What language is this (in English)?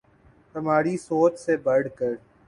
Urdu